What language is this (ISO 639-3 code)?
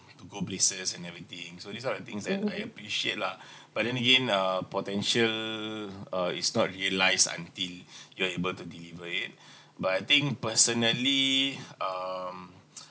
eng